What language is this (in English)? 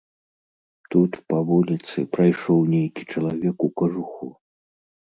Belarusian